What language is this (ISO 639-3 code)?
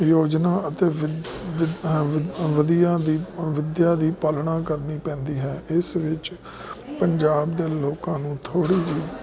pan